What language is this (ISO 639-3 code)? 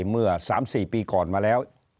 tha